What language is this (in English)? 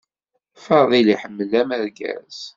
Kabyle